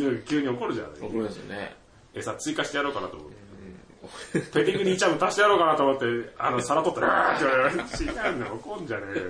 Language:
Japanese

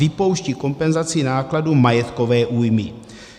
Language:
Czech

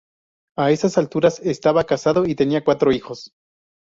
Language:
Spanish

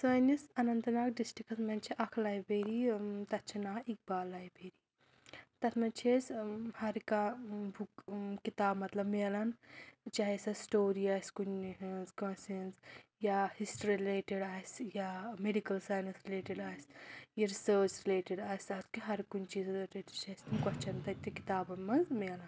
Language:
Kashmiri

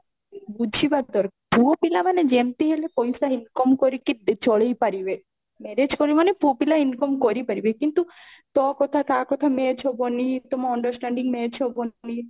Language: Odia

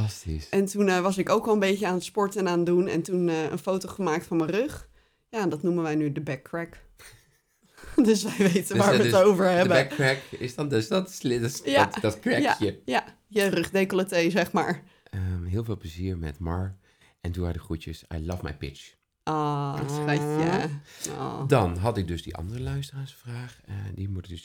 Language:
Dutch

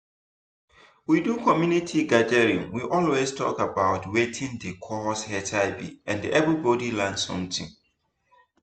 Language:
Nigerian Pidgin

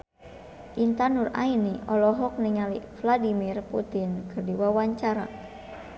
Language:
Sundanese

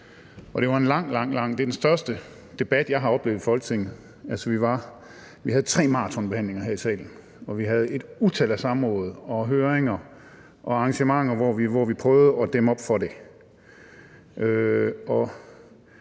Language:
Danish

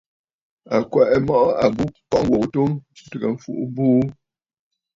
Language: Bafut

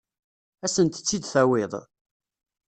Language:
Kabyle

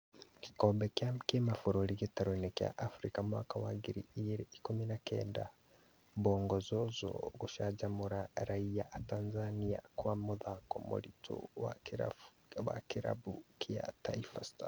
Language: Kikuyu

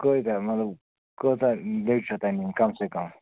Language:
Kashmiri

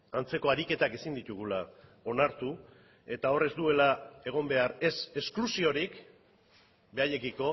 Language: Basque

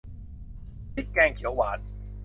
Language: Thai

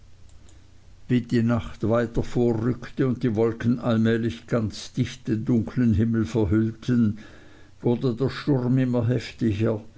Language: German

